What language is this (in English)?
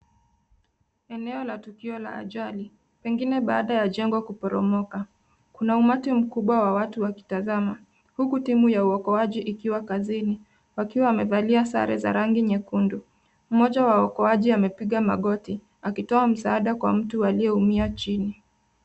Swahili